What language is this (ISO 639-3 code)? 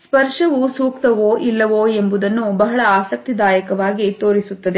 kan